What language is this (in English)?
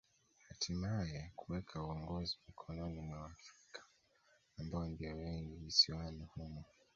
Swahili